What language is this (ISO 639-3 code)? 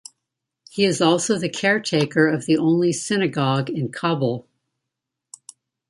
eng